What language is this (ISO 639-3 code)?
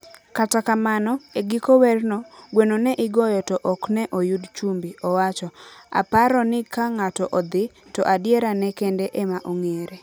luo